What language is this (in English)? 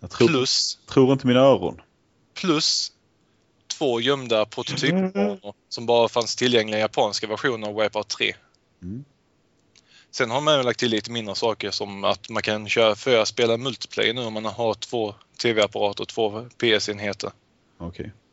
Swedish